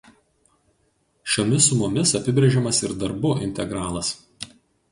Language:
Lithuanian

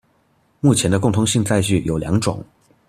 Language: Chinese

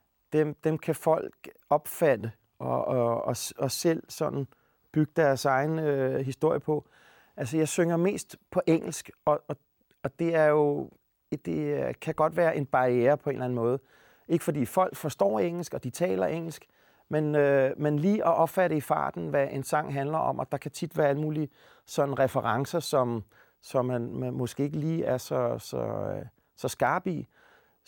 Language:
Danish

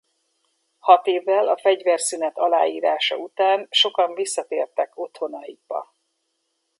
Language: Hungarian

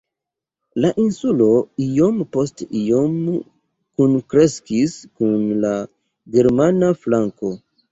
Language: Esperanto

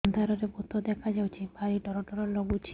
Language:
Odia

